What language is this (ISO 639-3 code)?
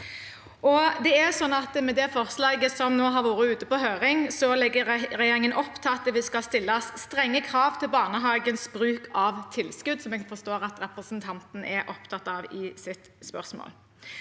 nor